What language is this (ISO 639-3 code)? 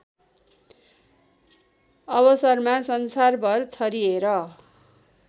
nep